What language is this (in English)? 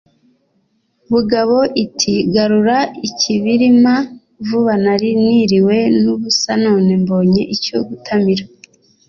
Kinyarwanda